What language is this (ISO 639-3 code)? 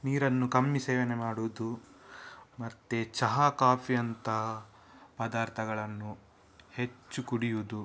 kan